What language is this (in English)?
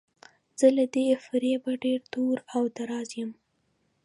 Pashto